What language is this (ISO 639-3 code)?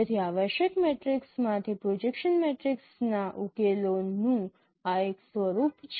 guj